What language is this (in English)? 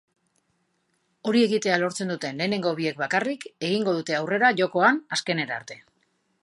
Basque